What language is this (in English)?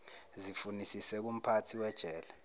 Zulu